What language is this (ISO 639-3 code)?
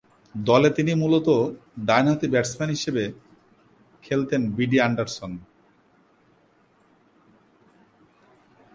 ben